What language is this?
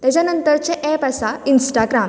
Konkani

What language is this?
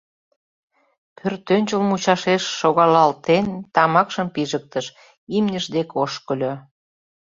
Mari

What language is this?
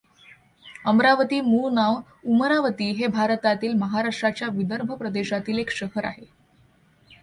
Marathi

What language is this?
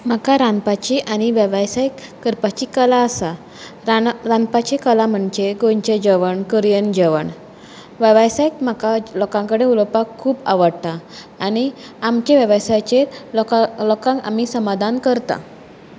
Konkani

